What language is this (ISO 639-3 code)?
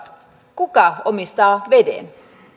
fin